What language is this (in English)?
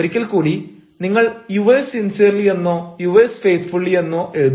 Malayalam